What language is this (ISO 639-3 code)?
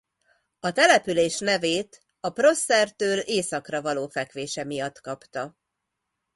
hun